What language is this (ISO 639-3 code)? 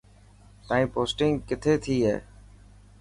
mki